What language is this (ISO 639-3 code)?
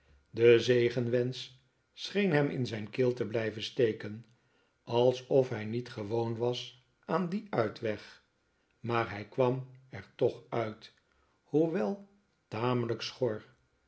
nld